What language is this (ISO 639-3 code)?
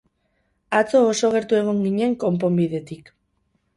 eus